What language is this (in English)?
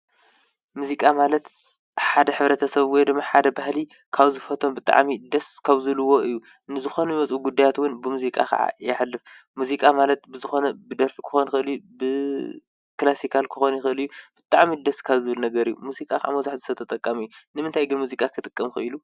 Tigrinya